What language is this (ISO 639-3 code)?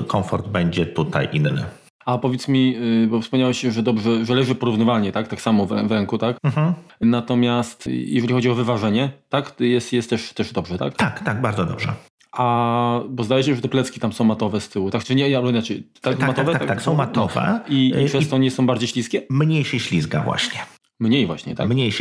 pol